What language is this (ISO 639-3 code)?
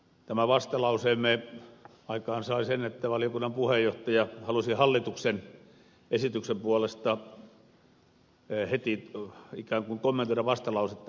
fin